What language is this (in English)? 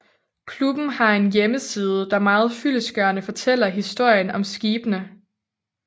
Danish